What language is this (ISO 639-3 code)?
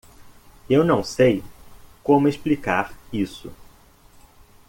por